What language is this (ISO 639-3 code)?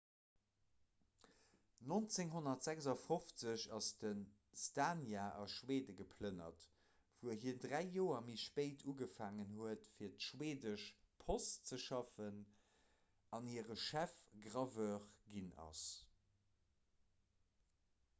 ltz